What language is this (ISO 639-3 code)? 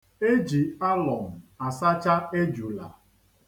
ibo